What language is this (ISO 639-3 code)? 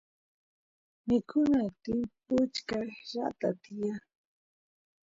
qus